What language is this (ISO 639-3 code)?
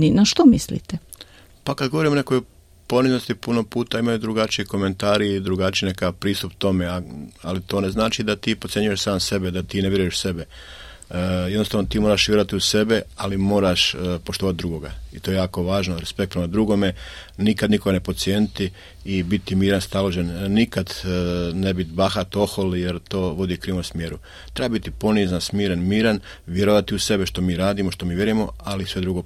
hrv